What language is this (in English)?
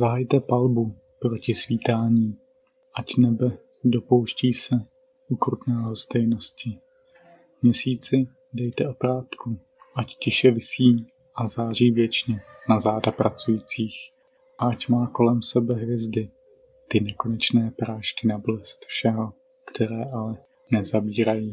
Czech